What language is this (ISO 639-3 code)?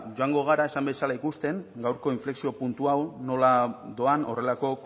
eus